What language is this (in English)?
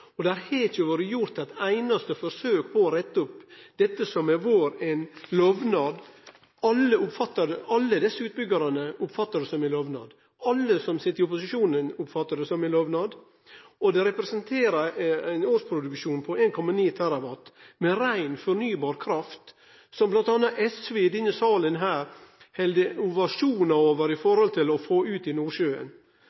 Norwegian Nynorsk